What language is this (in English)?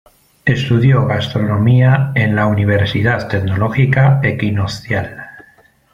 Spanish